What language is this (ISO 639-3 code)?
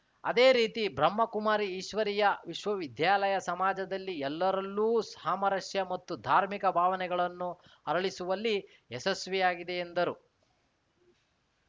kan